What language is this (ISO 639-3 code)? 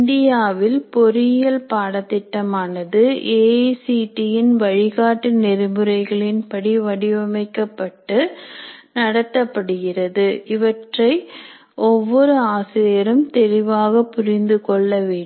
tam